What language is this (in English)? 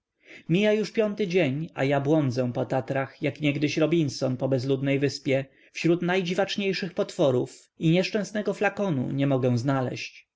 Polish